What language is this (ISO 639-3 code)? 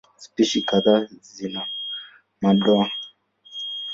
swa